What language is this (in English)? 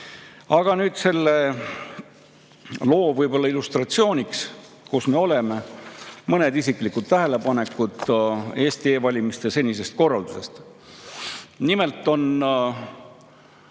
Estonian